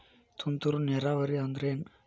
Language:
Kannada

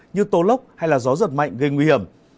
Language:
Vietnamese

